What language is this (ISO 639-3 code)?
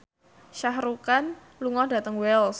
jav